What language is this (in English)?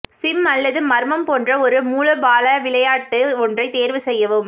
Tamil